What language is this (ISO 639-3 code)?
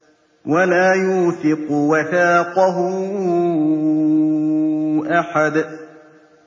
ara